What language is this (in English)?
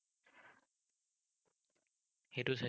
Assamese